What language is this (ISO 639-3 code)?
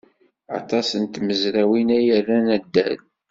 kab